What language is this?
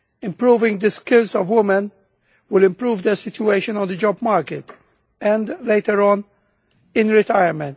English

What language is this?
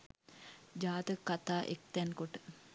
Sinhala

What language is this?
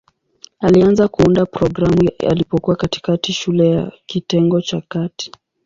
Swahili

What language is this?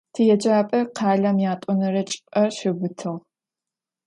Adyghe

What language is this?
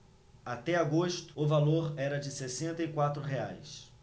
Portuguese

